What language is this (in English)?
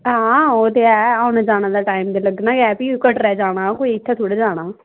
Dogri